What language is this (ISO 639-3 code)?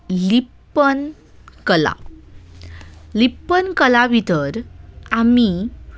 kok